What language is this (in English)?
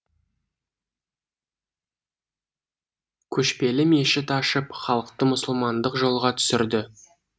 Kazakh